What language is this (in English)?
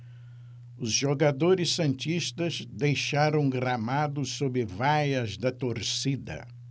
Portuguese